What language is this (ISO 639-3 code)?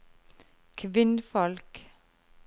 nor